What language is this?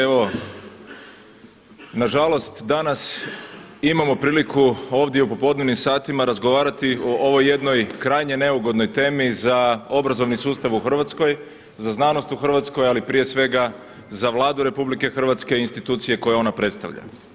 Croatian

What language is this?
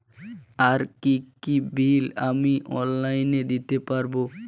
Bangla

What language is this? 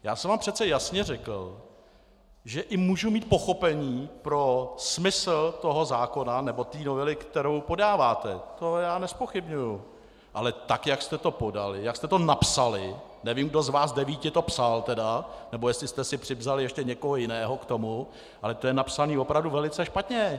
Czech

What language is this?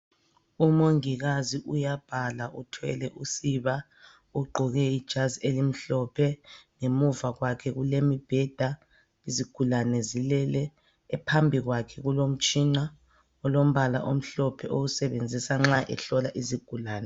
North Ndebele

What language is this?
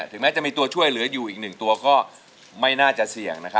Thai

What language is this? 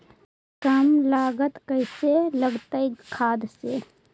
Magahi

